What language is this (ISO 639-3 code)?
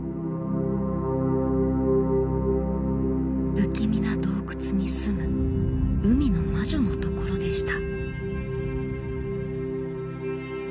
jpn